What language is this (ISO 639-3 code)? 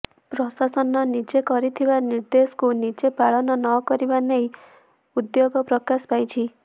ori